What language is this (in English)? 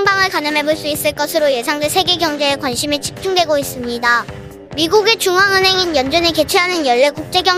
Korean